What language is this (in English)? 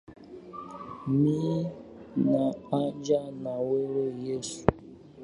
Swahili